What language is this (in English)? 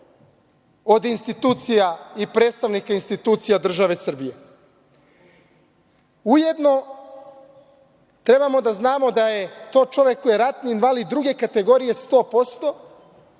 Serbian